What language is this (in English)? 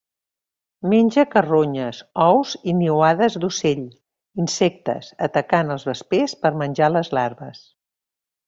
Catalan